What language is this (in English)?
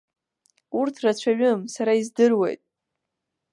Abkhazian